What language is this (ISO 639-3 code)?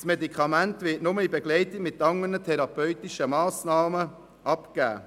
gsw